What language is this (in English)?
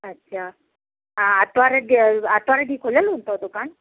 Sindhi